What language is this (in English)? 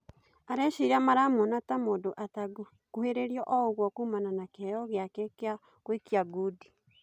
Kikuyu